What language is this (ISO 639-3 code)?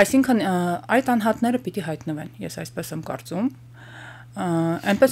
ron